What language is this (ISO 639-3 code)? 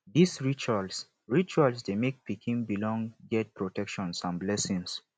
pcm